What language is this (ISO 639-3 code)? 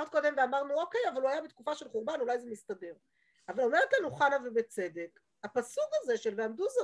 heb